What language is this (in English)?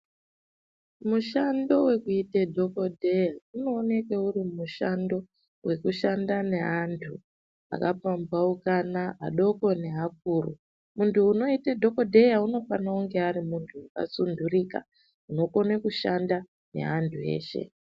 Ndau